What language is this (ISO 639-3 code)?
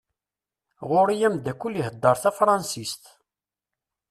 kab